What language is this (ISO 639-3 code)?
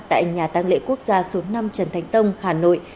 vie